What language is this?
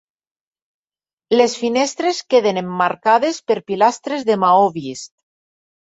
Catalan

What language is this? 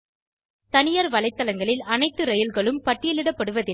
Tamil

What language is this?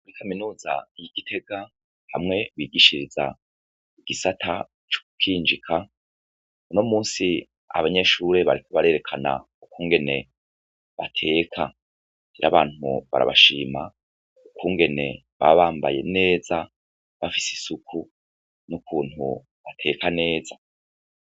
Rundi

